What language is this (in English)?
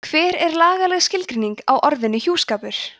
Icelandic